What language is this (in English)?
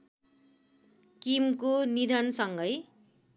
Nepali